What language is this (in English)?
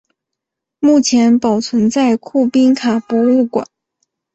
Chinese